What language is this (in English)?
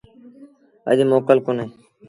Sindhi Bhil